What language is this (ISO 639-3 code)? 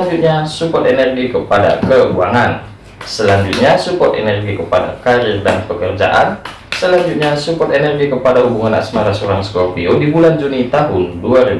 ind